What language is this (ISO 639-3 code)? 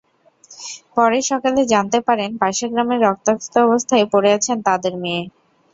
ben